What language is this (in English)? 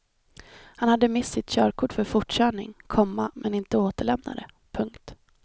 Swedish